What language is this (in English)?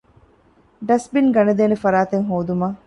Divehi